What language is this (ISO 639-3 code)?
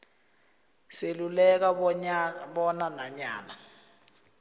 nbl